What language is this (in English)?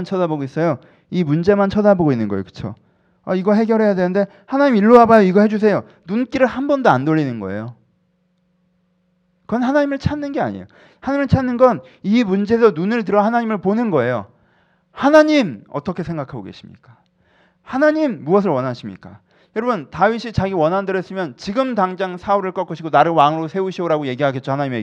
Korean